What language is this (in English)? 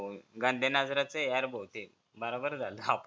Marathi